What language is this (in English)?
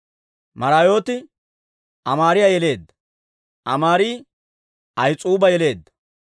Dawro